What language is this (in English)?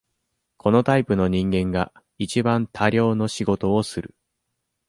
Japanese